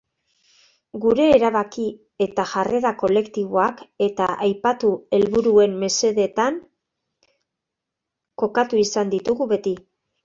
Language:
Basque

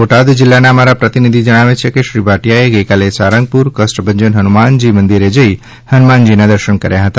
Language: Gujarati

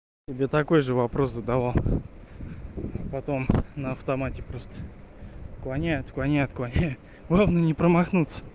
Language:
Russian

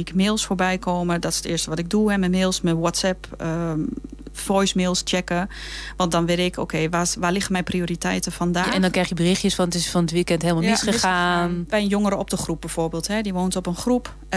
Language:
Dutch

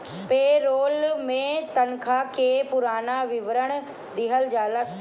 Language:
Bhojpuri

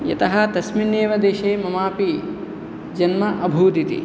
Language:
Sanskrit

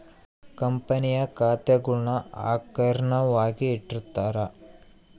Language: Kannada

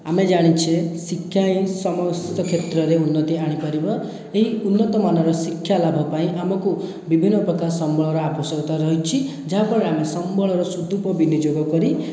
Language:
Odia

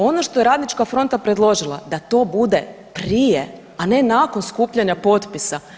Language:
Croatian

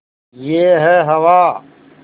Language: Hindi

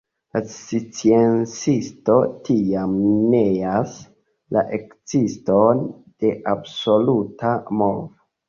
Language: Esperanto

